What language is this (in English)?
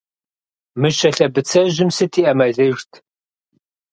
Kabardian